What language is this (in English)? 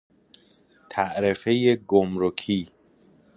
Persian